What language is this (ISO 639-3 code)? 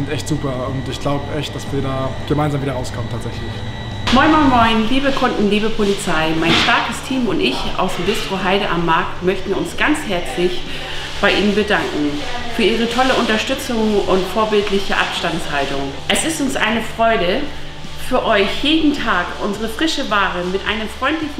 deu